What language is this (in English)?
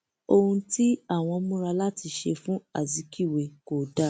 Yoruba